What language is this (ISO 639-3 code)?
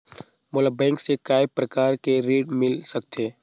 hne